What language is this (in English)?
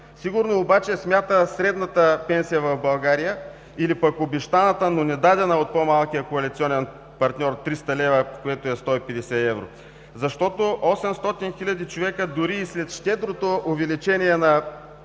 Bulgarian